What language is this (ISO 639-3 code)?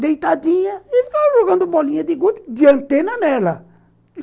por